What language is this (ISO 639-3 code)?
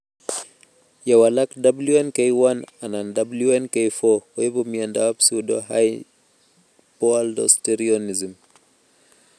kln